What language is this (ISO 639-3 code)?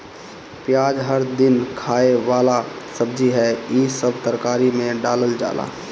bho